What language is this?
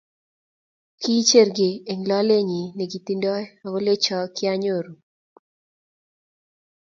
Kalenjin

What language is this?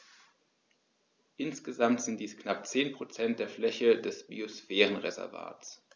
German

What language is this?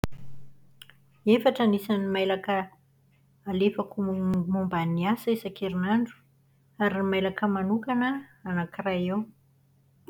Malagasy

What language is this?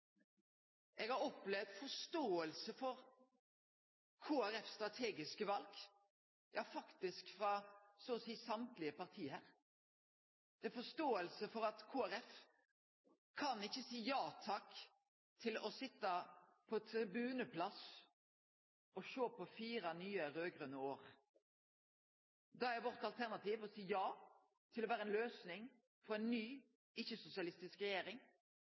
Norwegian Nynorsk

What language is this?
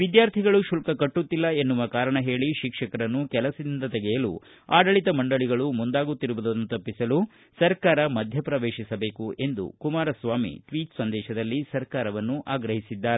Kannada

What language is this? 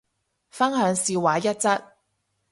Cantonese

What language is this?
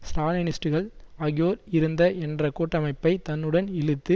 Tamil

